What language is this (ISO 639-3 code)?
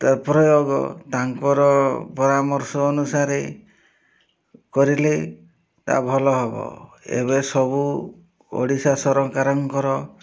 ori